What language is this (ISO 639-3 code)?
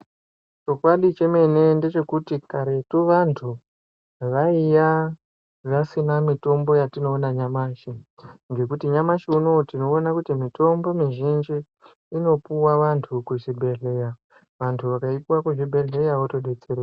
ndc